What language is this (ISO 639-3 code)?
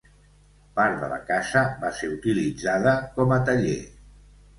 cat